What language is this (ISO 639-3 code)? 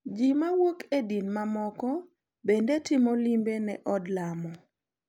luo